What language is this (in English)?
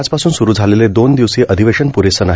Marathi